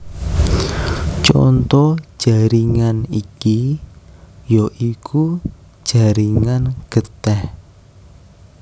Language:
Javanese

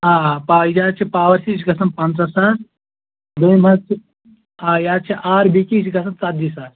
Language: Kashmiri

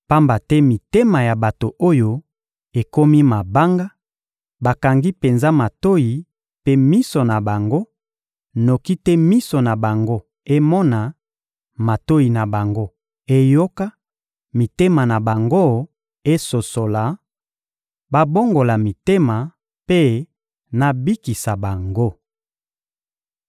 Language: Lingala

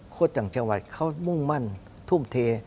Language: Thai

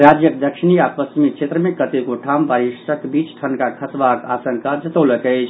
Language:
Maithili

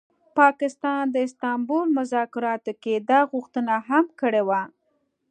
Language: Pashto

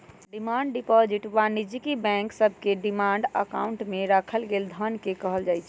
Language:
Magahi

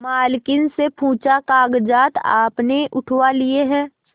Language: Hindi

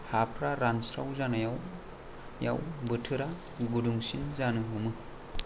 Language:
Bodo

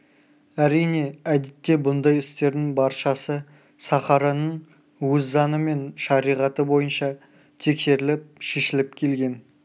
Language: Kazakh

